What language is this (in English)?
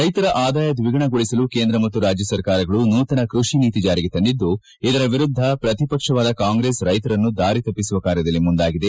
Kannada